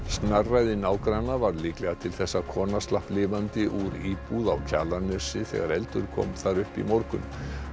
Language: Icelandic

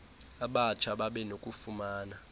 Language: Xhosa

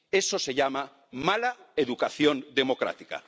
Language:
Spanish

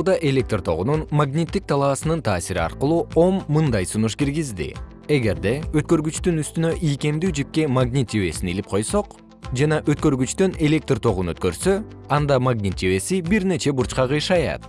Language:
Kyrgyz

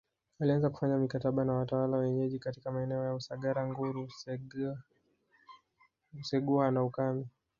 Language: Swahili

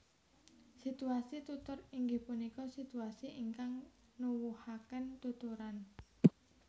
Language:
Javanese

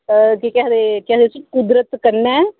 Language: Dogri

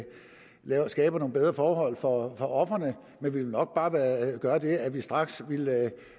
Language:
Danish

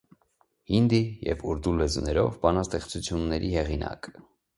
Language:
Armenian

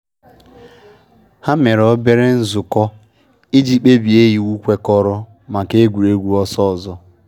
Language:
Igbo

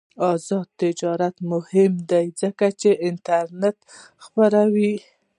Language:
Pashto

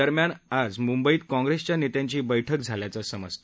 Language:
Marathi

